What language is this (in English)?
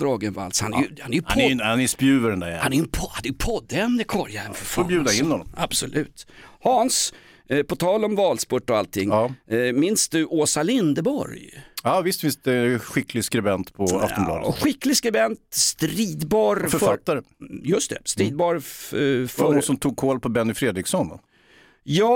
Swedish